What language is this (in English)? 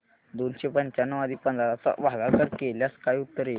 Marathi